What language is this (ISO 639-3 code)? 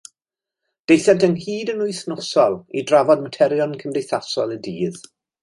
cym